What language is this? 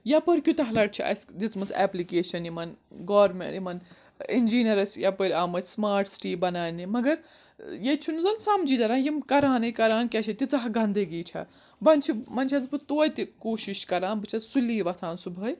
Kashmiri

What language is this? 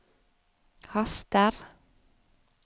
Norwegian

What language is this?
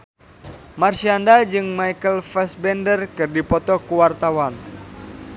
Sundanese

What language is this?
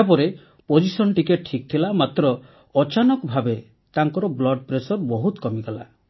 Odia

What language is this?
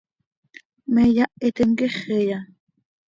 Seri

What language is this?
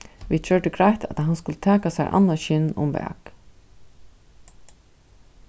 Faroese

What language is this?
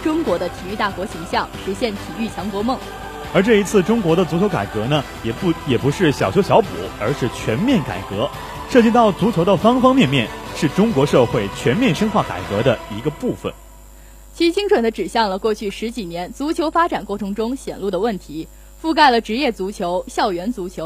Chinese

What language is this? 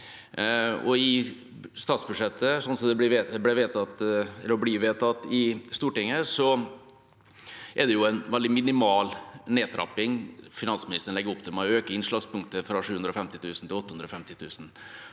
Norwegian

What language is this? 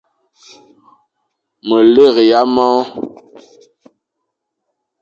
Fang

